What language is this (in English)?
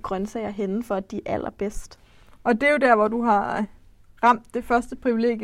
Danish